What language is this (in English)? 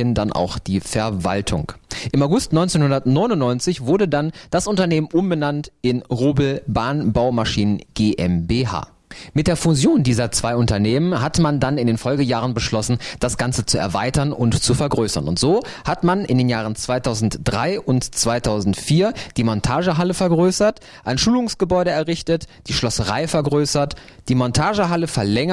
German